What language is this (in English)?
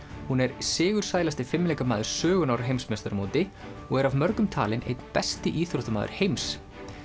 Icelandic